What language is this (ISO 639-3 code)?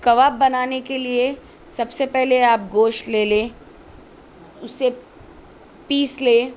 urd